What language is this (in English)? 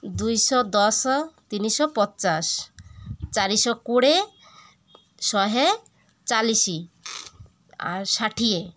Odia